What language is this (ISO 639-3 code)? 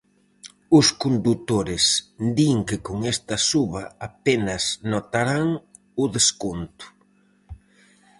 glg